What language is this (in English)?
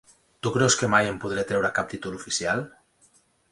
Catalan